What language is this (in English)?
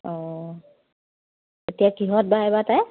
Assamese